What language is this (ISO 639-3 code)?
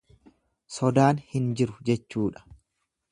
orm